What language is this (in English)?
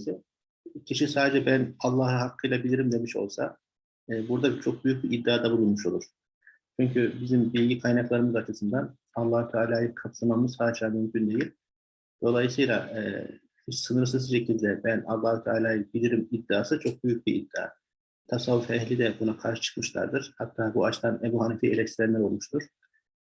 Turkish